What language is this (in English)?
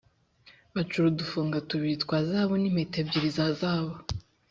Kinyarwanda